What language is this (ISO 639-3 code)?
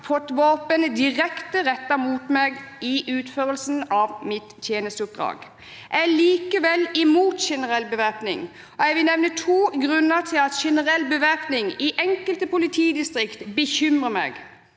nor